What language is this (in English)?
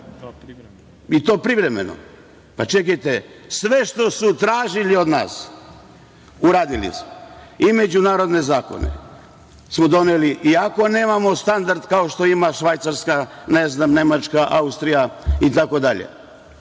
Serbian